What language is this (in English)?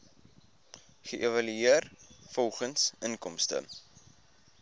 Afrikaans